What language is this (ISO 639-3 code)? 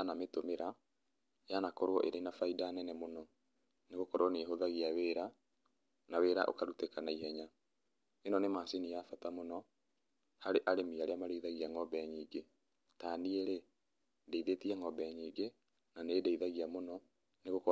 kik